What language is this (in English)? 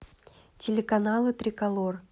Russian